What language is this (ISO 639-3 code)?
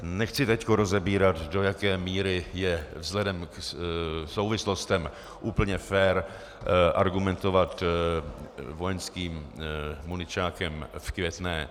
ces